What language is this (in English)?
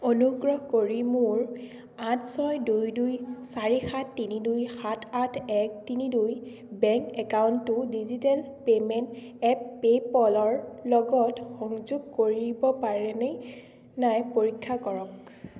Assamese